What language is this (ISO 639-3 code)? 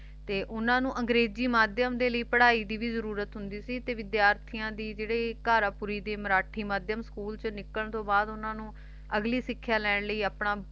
pan